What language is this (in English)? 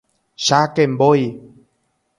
Guarani